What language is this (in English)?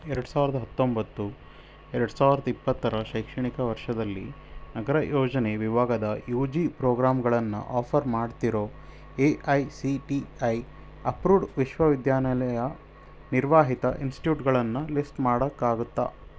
Kannada